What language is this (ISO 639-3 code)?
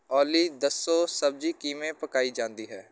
pan